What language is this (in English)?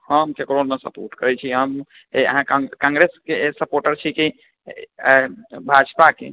Maithili